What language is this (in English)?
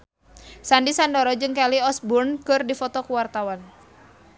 Sundanese